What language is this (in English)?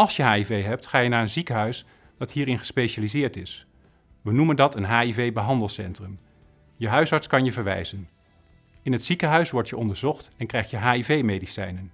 Dutch